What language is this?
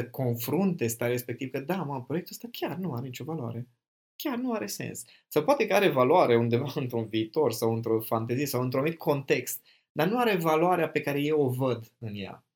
Romanian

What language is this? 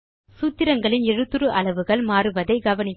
Tamil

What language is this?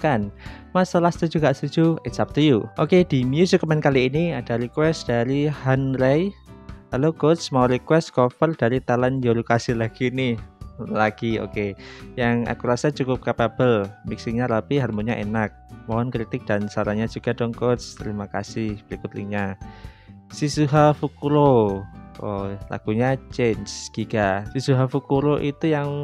Indonesian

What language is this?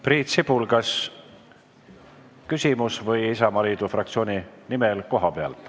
Estonian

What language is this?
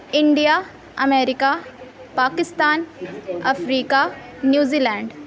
Urdu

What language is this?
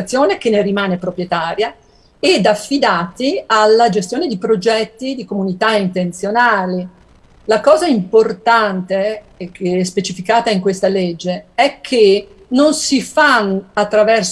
Italian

